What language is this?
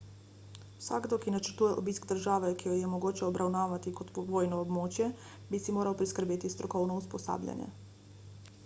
Slovenian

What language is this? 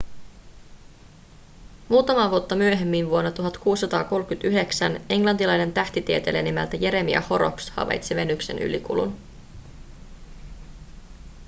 Finnish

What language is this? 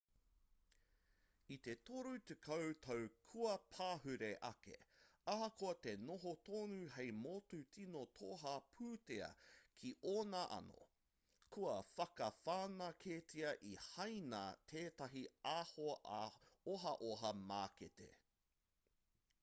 Māori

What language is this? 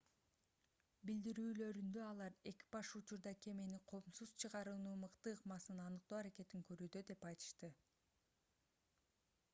Kyrgyz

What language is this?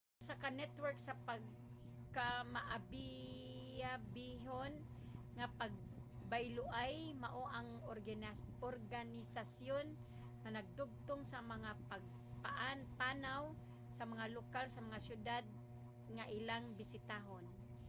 Cebuano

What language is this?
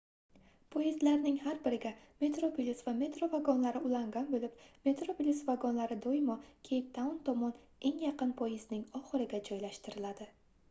Uzbek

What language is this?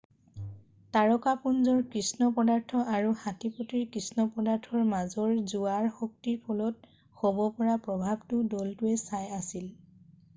Assamese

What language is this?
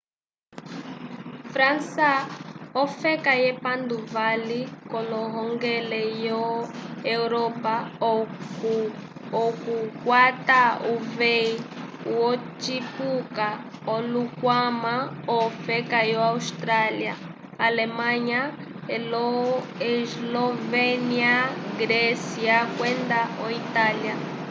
Umbundu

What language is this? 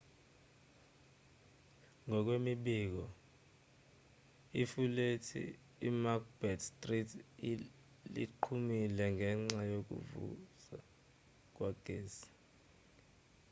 Zulu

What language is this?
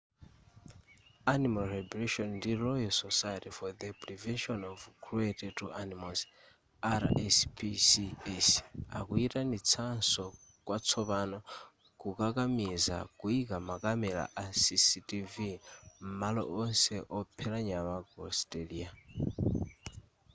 Nyanja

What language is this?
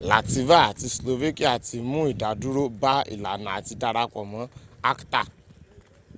Yoruba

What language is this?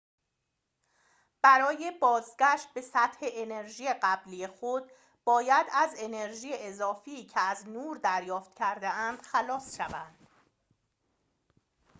Persian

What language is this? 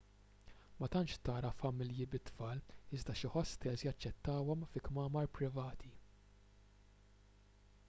Maltese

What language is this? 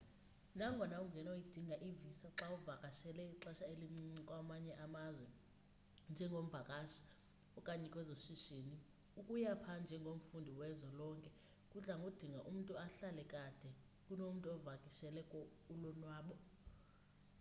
Xhosa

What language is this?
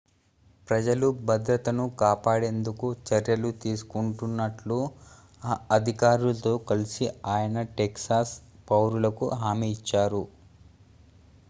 Telugu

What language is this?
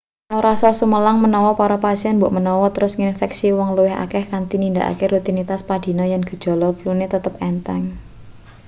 Javanese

